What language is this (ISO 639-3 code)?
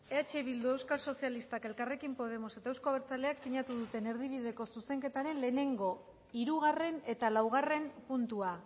eus